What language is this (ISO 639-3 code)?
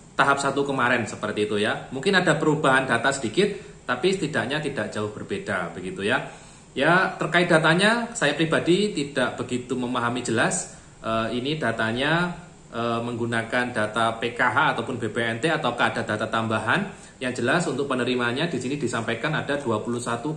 ind